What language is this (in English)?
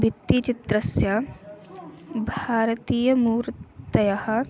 Sanskrit